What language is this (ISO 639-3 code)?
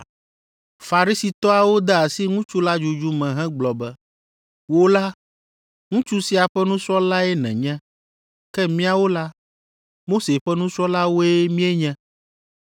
ewe